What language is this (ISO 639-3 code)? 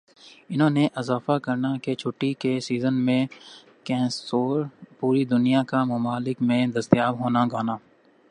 urd